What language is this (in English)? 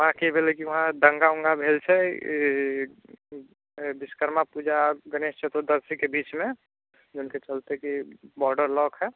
Maithili